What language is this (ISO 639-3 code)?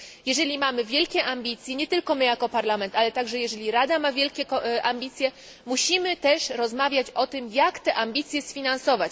pol